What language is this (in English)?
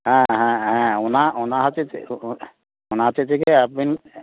Santali